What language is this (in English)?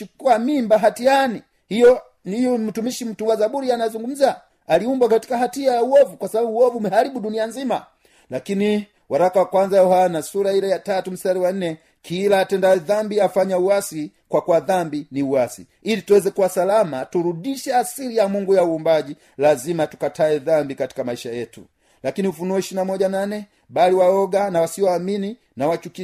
Swahili